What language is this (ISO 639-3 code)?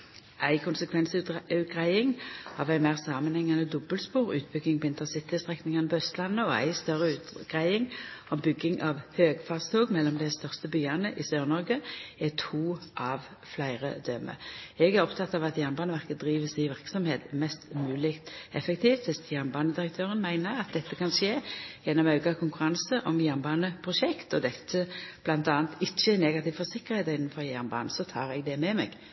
nno